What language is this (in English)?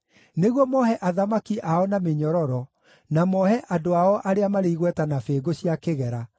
Kikuyu